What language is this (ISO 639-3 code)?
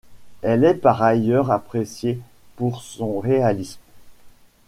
fra